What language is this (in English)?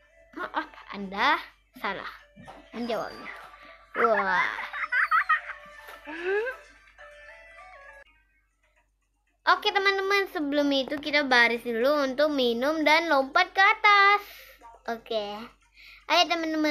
Indonesian